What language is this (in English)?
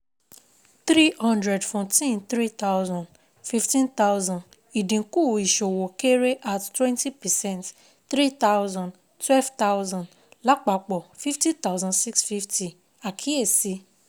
Yoruba